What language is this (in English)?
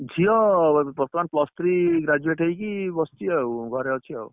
Odia